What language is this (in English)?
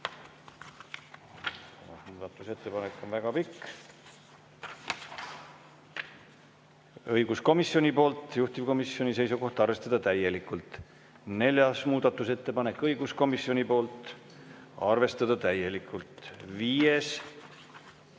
Estonian